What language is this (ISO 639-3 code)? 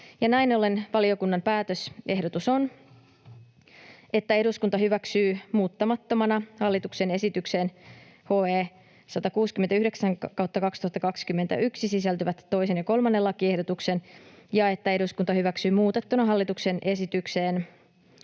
fin